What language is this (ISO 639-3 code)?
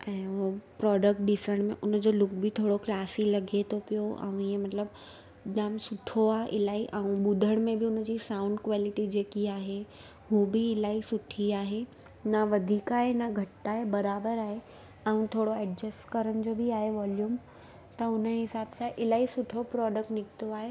snd